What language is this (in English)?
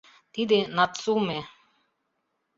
Mari